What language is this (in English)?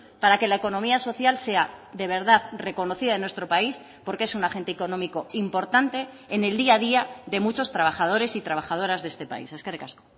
Spanish